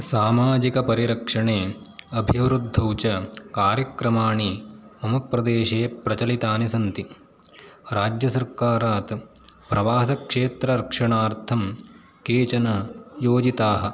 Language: Sanskrit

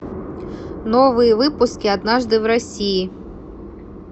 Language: Russian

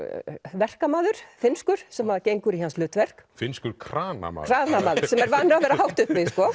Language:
Icelandic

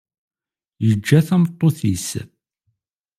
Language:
Kabyle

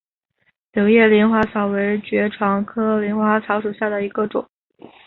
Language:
Chinese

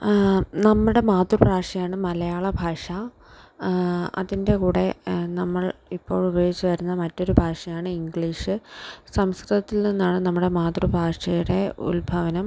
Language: Malayalam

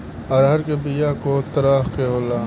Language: Bhojpuri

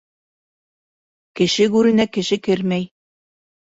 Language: Bashkir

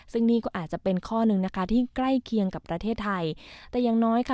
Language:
Thai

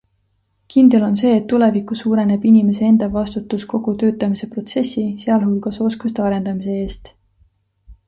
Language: Estonian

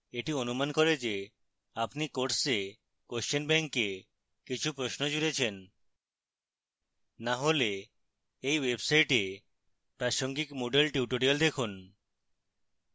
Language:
Bangla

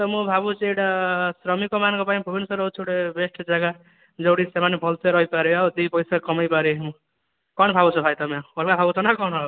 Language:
Odia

